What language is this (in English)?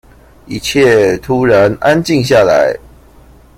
Chinese